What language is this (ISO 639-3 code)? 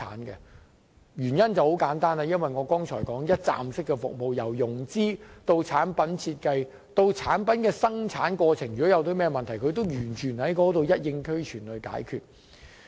yue